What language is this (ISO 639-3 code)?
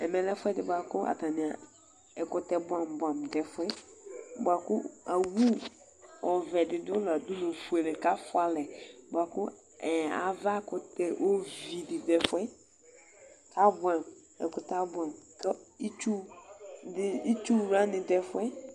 kpo